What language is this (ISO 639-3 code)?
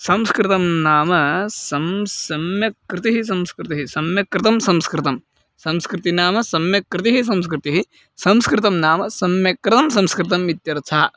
san